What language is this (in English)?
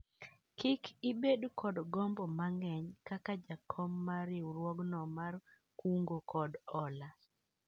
Luo (Kenya and Tanzania)